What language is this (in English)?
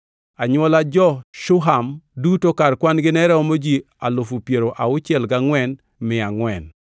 Luo (Kenya and Tanzania)